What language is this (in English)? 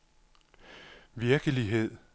Danish